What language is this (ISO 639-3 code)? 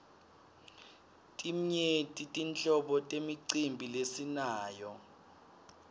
ssw